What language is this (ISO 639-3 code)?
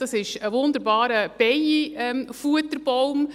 gsw